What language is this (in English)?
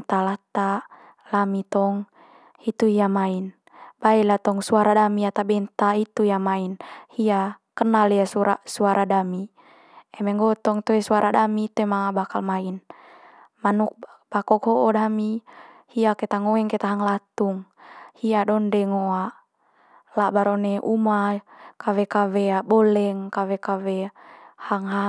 Manggarai